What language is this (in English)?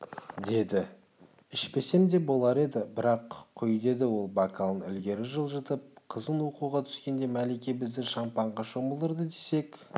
Kazakh